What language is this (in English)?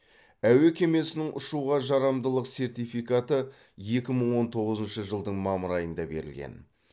Kazakh